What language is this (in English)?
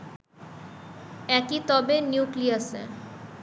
Bangla